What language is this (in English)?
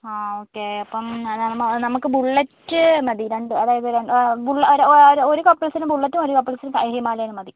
Malayalam